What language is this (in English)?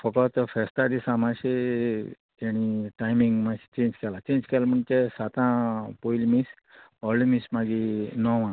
Konkani